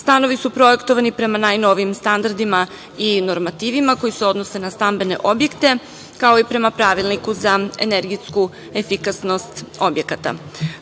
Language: Serbian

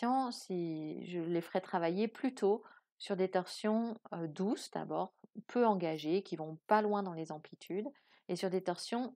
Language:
French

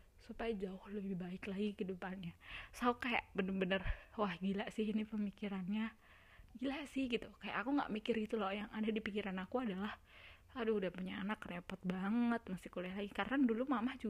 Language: Indonesian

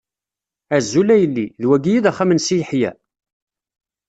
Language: Kabyle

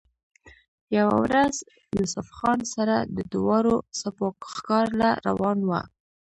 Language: Pashto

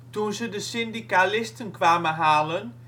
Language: Dutch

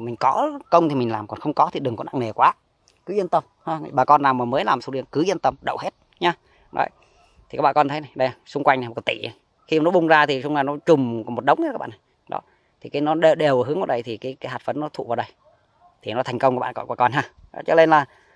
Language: Vietnamese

